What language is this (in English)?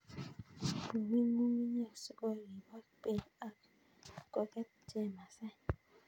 Kalenjin